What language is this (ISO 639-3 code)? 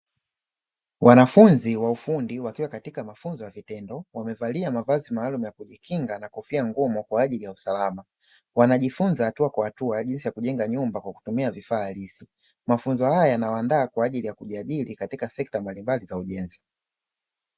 swa